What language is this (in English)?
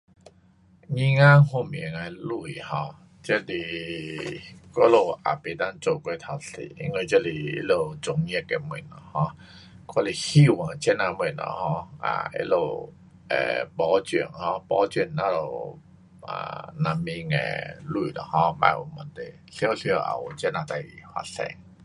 Pu-Xian Chinese